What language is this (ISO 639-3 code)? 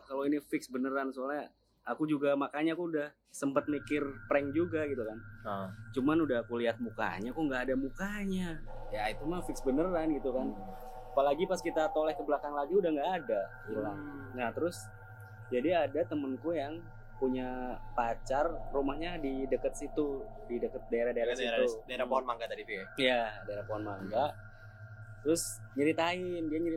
ind